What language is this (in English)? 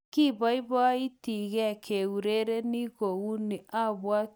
Kalenjin